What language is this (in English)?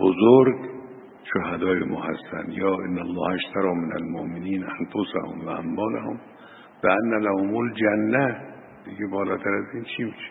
Persian